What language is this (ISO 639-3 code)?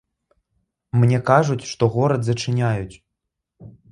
bel